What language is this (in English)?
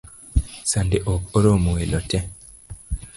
Luo (Kenya and Tanzania)